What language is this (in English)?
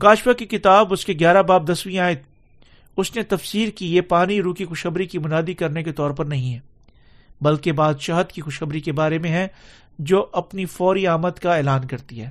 Urdu